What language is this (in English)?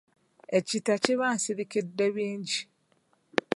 Ganda